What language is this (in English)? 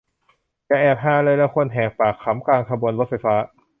Thai